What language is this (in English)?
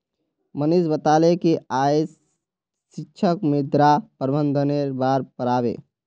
Magahi